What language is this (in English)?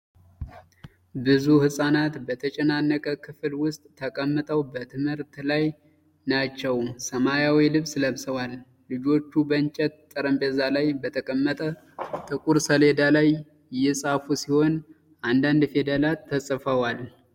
Amharic